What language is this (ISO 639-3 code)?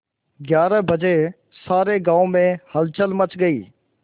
hin